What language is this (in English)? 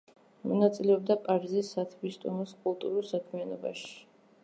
Georgian